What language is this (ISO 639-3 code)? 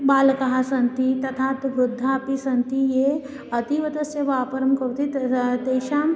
san